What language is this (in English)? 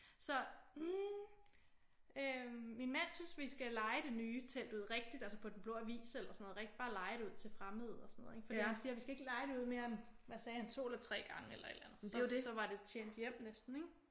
Danish